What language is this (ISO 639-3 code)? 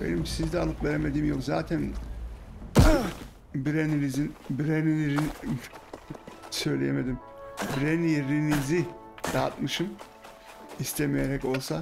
tur